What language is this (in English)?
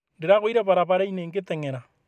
Kikuyu